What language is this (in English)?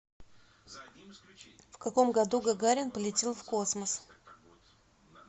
Russian